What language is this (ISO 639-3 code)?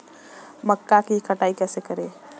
hin